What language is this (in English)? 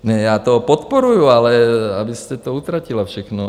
Czech